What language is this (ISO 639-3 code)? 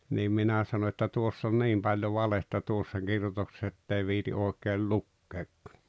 fin